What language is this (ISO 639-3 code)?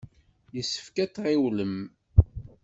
kab